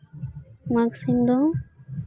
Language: Santali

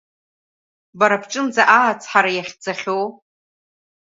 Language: Abkhazian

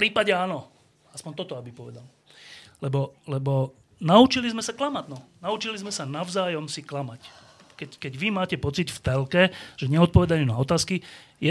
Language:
Slovak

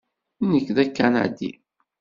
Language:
Kabyle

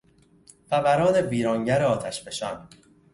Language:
Persian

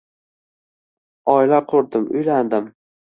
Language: Uzbek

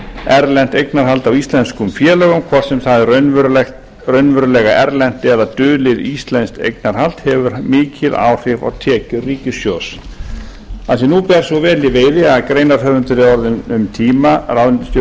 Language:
Icelandic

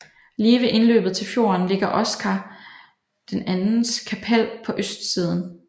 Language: Danish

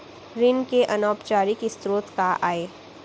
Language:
Chhattisgarhi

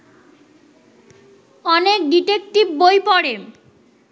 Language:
Bangla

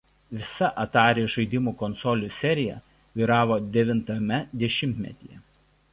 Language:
Lithuanian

